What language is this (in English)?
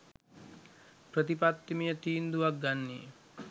Sinhala